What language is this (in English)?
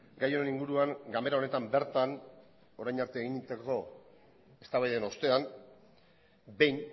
Basque